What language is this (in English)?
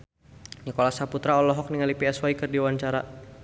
Sundanese